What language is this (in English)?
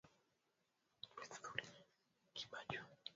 Swahili